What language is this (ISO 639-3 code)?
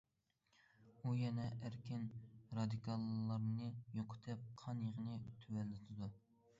uig